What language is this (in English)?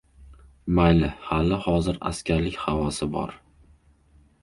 Uzbek